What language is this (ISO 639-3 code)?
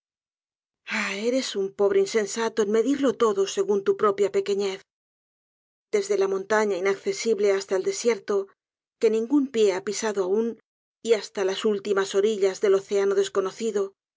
spa